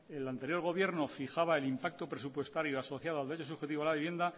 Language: Spanish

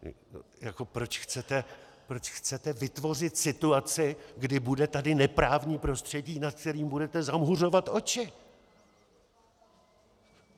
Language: Czech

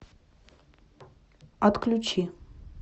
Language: Russian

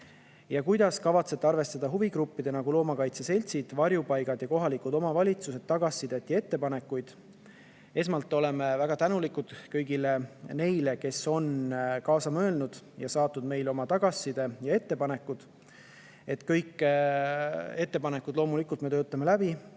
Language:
Estonian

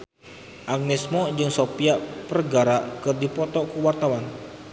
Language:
Sundanese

